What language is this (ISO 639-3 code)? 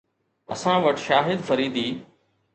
snd